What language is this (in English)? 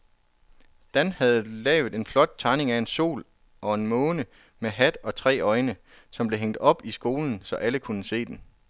Danish